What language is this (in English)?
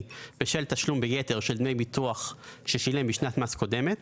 Hebrew